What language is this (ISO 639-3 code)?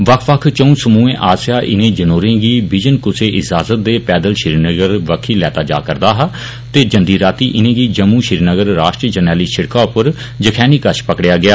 doi